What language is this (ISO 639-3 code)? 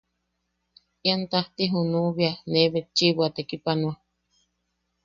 yaq